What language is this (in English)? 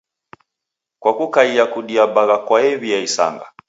Taita